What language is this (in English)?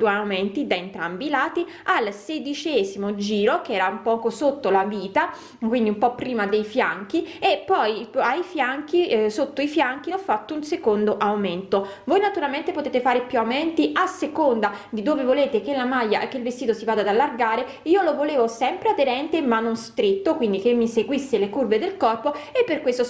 Italian